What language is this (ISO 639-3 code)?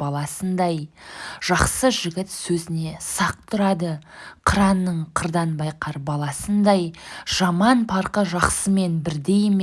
tur